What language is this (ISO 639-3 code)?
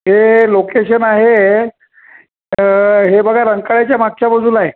mar